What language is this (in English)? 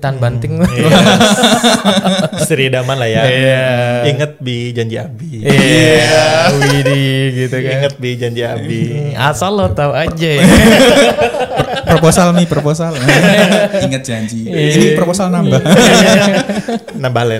Indonesian